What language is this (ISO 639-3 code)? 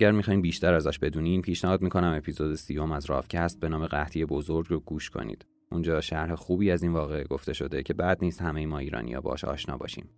fas